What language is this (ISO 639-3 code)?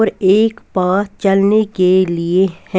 hin